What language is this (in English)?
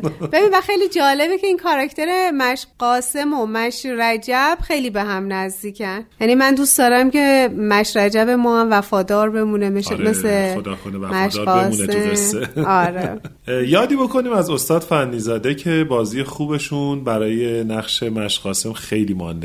Persian